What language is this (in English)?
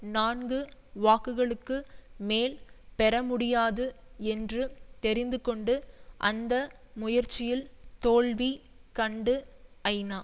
Tamil